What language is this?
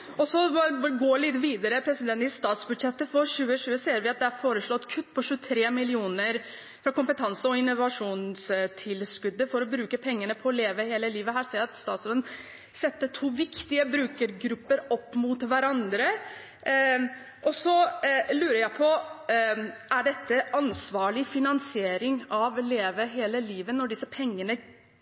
Norwegian Bokmål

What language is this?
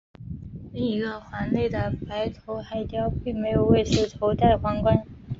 Chinese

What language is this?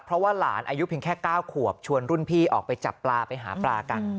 Thai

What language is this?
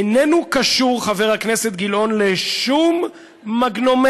Hebrew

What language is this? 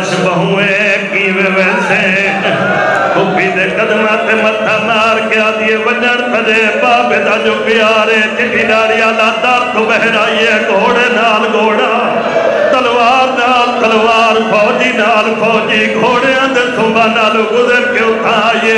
Punjabi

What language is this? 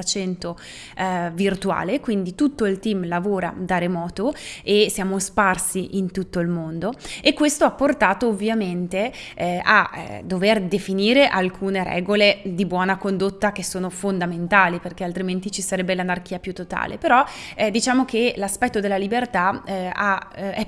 Italian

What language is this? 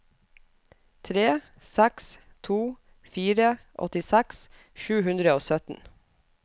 Norwegian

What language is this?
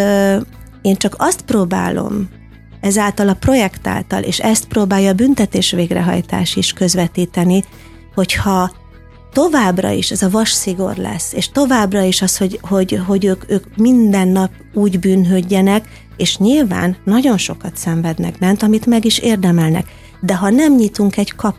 Hungarian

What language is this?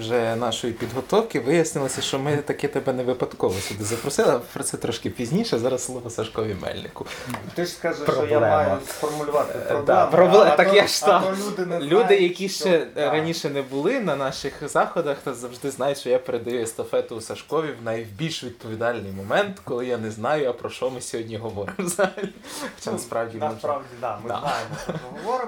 Ukrainian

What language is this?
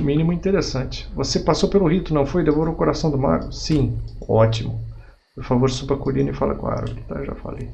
Portuguese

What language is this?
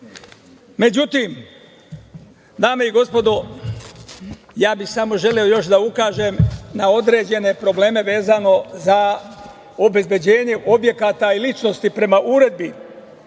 Serbian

